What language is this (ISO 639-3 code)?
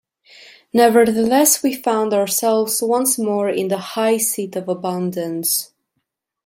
eng